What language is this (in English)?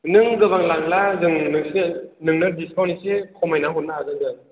Bodo